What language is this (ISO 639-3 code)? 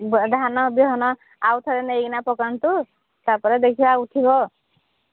ori